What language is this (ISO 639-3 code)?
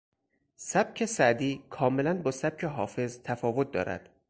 fas